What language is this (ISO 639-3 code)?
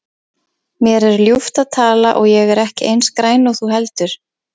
isl